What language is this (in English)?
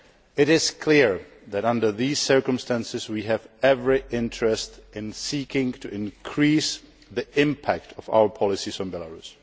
English